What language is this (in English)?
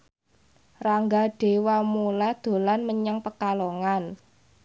Javanese